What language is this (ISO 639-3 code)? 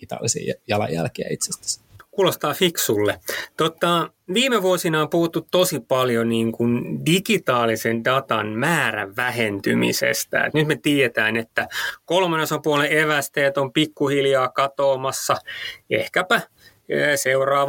fin